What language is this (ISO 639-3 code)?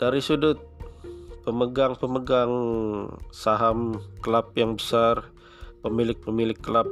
msa